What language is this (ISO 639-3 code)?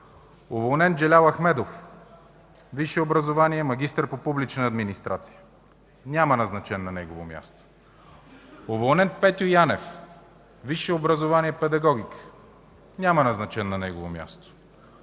bul